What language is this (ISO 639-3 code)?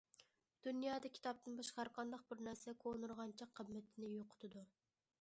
uig